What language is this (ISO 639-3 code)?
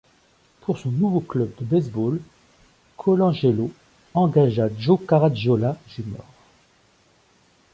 fra